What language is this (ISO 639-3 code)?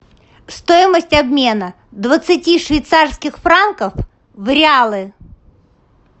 rus